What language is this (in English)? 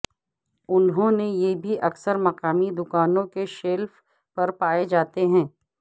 Urdu